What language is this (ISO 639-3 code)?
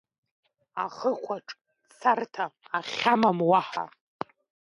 abk